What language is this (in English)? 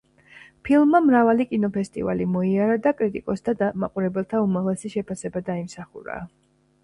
Georgian